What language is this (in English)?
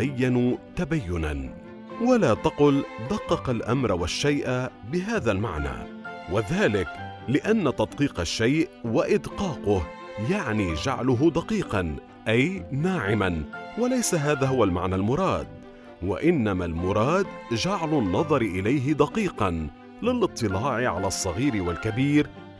Arabic